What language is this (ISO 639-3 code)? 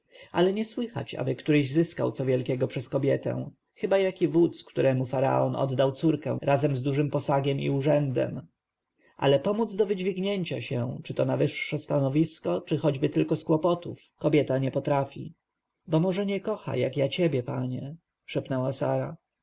pol